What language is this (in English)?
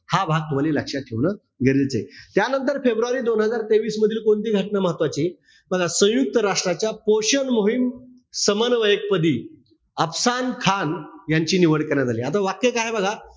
Marathi